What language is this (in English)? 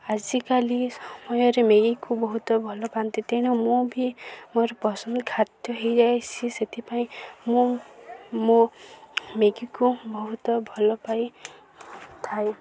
Odia